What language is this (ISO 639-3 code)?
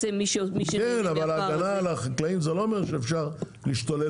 heb